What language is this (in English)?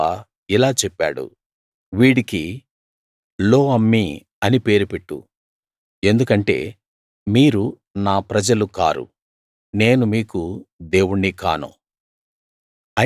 Telugu